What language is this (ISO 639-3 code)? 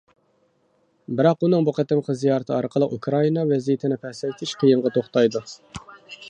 uig